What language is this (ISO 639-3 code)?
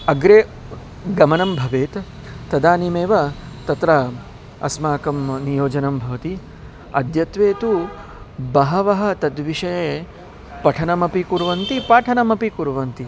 san